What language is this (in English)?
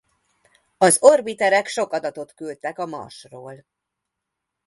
Hungarian